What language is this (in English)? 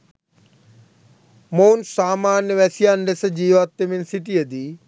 Sinhala